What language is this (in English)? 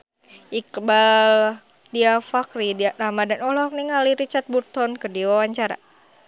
Sundanese